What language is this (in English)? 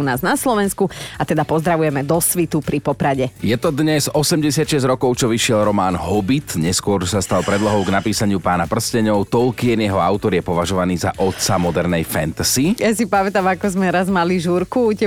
Slovak